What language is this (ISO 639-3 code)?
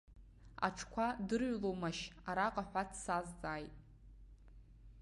abk